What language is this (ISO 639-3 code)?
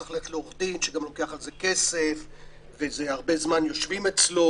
heb